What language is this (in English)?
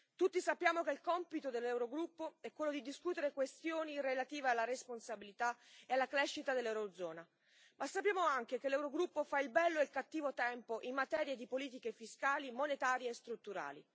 Italian